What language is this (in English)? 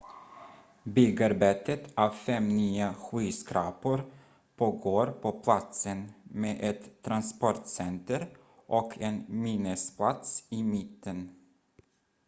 Swedish